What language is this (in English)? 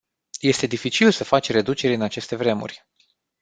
Romanian